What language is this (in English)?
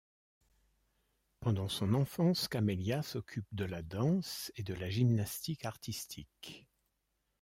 French